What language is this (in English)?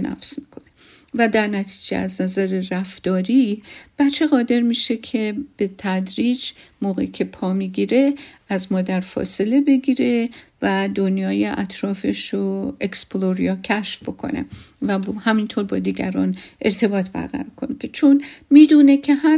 Persian